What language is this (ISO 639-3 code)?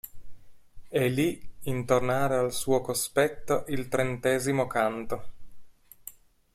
ita